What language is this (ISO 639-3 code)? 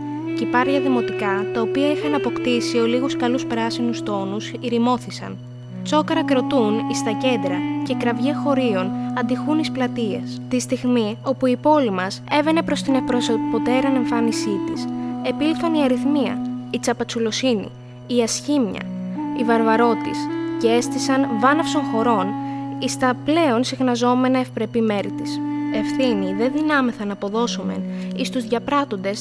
ell